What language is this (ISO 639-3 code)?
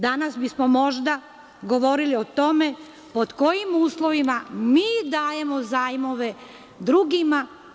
srp